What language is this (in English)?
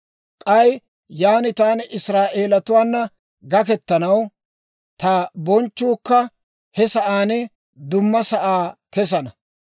Dawro